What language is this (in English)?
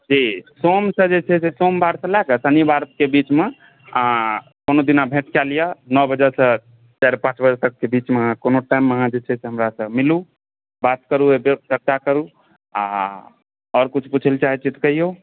Maithili